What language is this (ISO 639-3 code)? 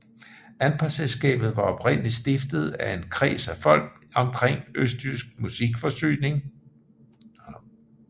dan